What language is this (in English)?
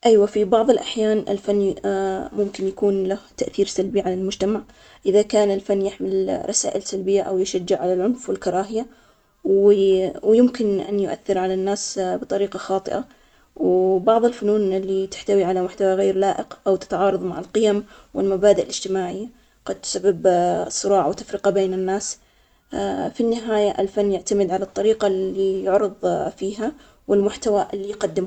Omani Arabic